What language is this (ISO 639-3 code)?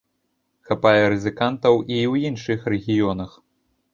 bel